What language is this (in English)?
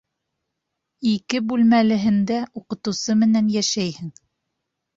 Bashkir